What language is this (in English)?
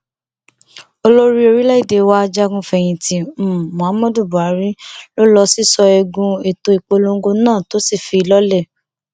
Yoruba